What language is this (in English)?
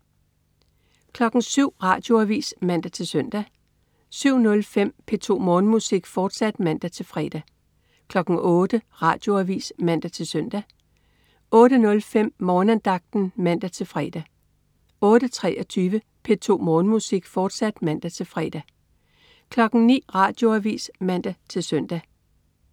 Danish